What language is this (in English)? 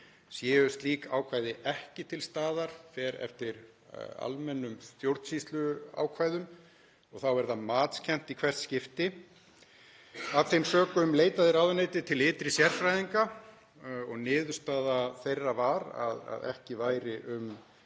Icelandic